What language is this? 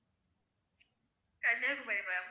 Tamil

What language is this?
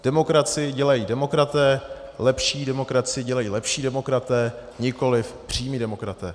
Czech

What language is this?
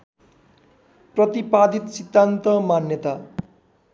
Nepali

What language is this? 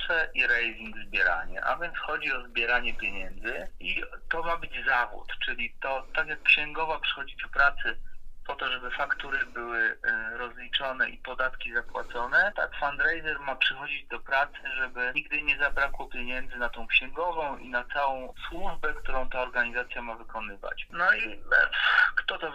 Polish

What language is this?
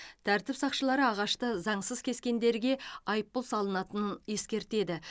Kazakh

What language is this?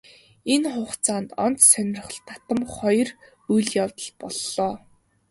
Mongolian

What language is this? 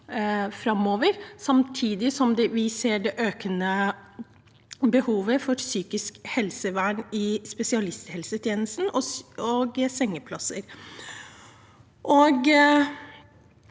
Norwegian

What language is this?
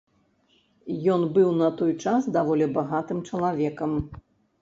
Belarusian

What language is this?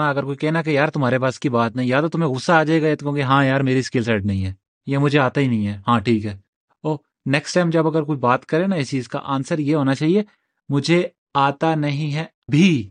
Urdu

